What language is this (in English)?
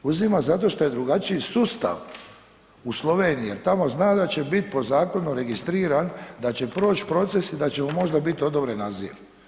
Croatian